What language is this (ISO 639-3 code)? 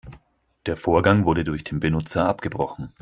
deu